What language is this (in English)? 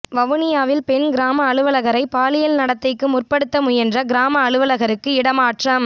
Tamil